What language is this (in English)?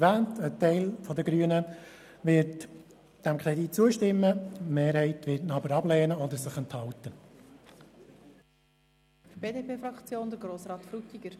Swiss German